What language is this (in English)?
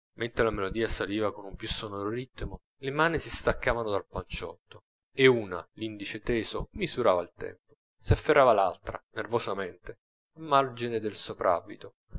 Italian